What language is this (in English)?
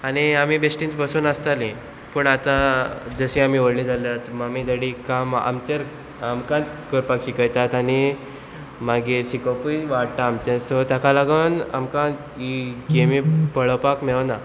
Konkani